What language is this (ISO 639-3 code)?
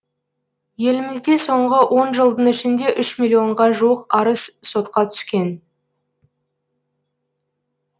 kaz